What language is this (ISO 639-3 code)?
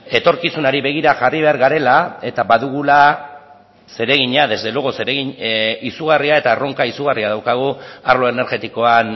eus